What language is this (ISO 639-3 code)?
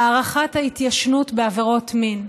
heb